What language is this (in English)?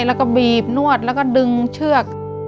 Thai